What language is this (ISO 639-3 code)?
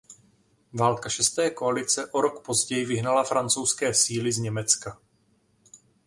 ces